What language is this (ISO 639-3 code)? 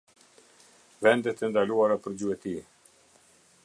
sqi